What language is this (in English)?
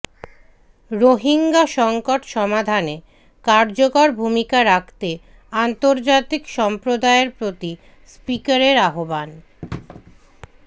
Bangla